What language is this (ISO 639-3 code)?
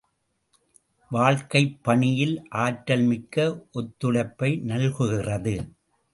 tam